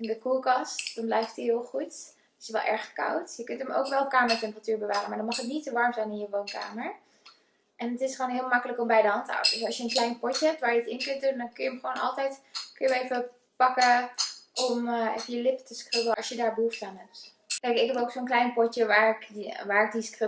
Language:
Dutch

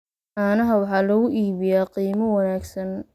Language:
Somali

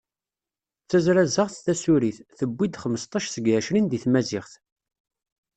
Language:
Kabyle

